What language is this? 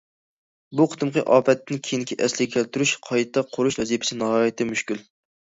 Uyghur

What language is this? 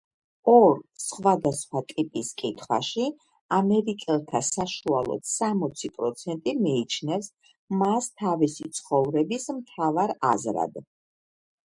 Georgian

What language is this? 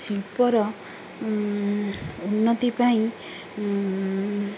Odia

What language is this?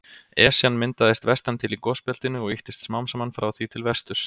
Icelandic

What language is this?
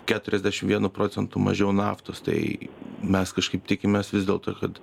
Lithuanian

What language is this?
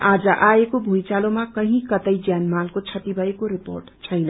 Nepali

